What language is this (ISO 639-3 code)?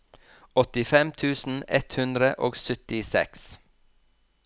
nor